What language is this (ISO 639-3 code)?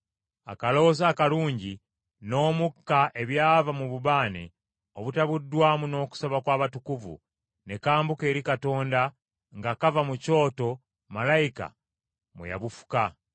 lug